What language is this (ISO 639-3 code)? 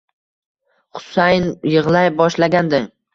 uzb